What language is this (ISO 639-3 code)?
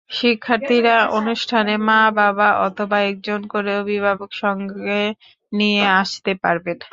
ben